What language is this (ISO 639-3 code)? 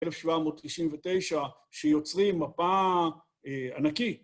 heb